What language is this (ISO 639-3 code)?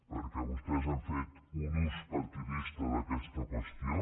cat